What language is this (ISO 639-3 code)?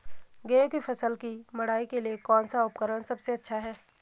hin